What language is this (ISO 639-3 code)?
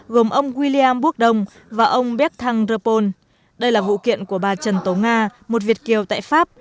vie